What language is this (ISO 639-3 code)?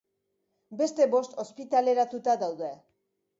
eus